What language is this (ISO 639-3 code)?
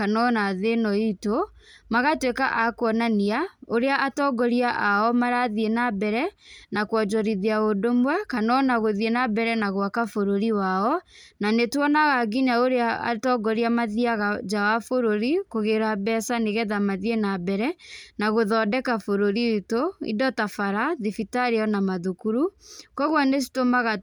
kik